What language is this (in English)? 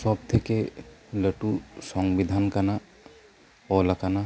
Santali